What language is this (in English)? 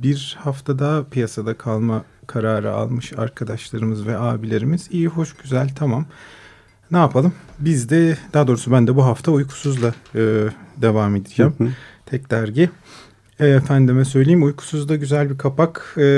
Turkish